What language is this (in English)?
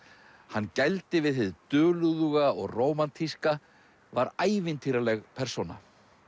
Icelandic